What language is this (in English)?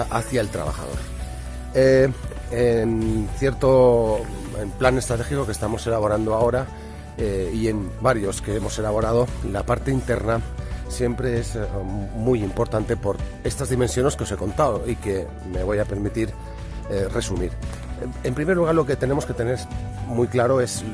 Spanish